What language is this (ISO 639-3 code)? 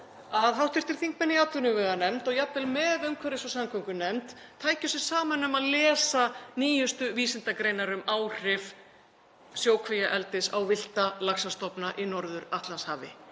isl